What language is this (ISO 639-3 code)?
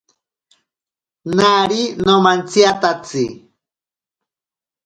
prq